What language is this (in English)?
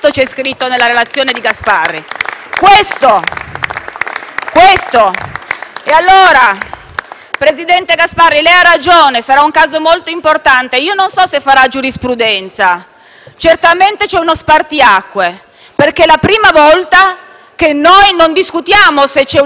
Italian